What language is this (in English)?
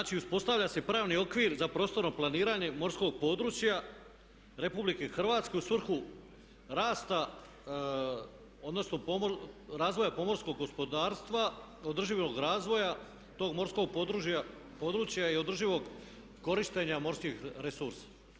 Croatian